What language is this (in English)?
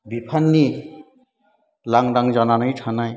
Bodo